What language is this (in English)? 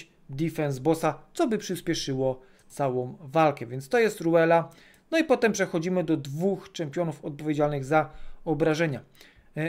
Polish